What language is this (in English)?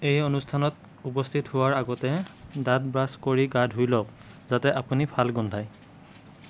Assamese